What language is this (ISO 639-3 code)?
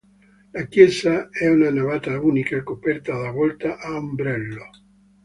ita